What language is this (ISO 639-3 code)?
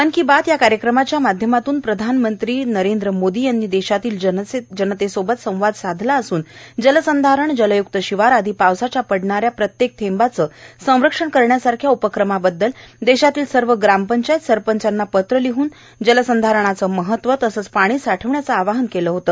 mar